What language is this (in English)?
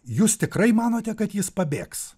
Lithuanian